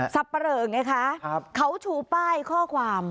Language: Thai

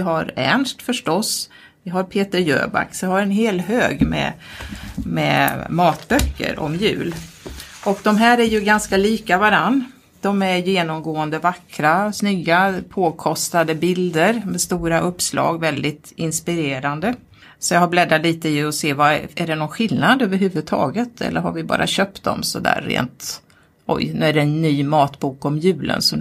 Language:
Swedish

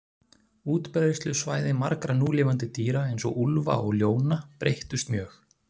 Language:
Icelandic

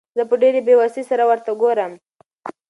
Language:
Pashto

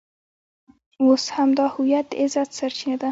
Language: Pashto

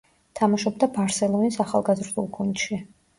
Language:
Georgian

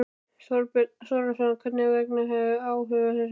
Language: Icelandic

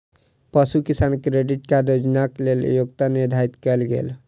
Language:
Maithili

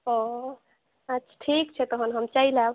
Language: Maithili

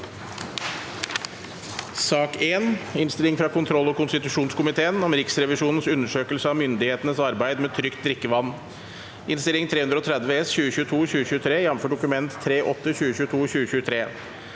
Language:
Norwegian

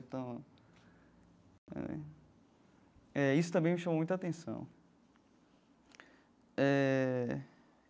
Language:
Portuguese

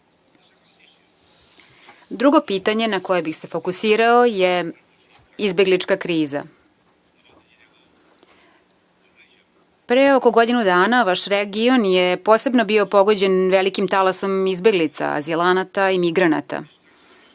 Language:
Serbian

